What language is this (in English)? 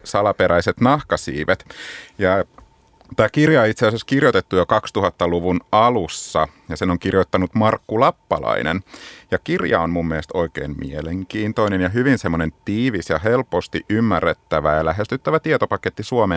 Finnish